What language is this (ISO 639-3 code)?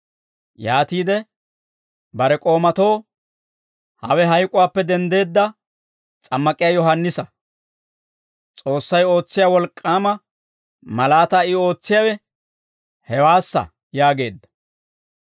dwr